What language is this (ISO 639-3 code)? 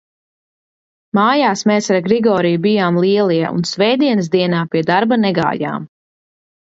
lav